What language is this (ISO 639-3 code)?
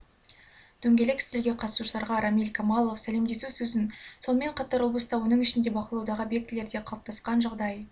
kaz